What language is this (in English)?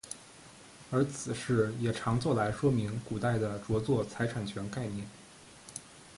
Chinese